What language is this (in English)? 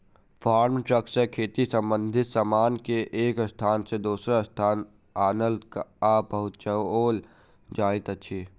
Maithili